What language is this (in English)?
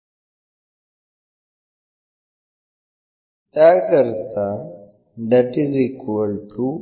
Marathi